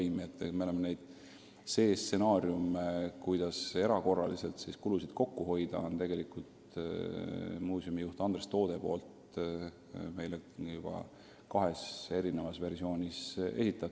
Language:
Estonian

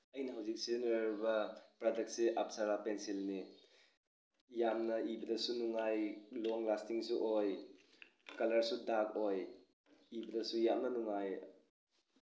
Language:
Manipuri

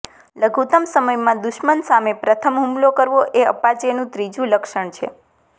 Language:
Gujarati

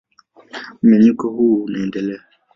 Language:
Swahili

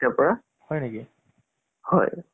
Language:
Assamese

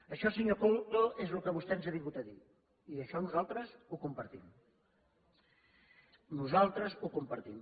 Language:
Catalan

